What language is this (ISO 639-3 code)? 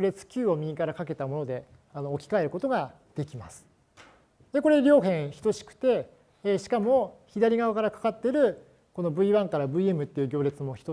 jpn